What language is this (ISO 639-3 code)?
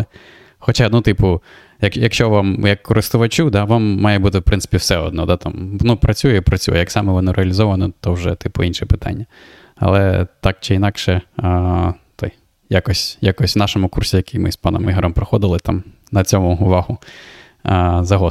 ukr